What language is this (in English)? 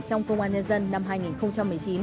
Vietnamese